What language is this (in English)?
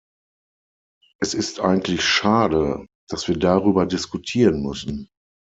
German